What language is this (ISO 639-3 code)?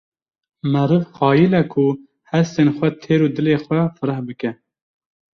kur